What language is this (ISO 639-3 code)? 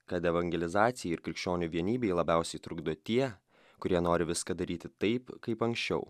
lit